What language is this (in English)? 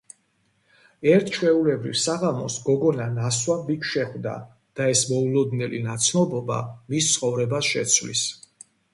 Georgian